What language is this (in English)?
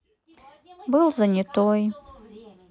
Russian